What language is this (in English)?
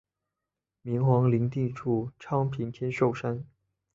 Chinese